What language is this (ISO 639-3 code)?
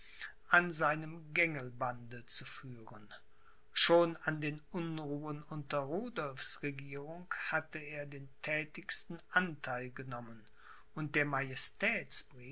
deu